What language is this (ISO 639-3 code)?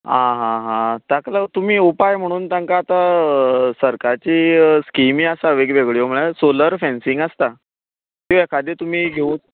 kok